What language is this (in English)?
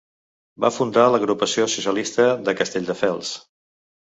Catalan